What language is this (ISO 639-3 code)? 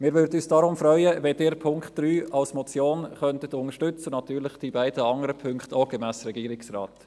gsw